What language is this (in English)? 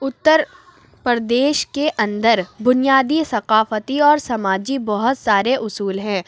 Urdu